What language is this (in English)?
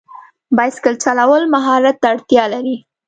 Pashto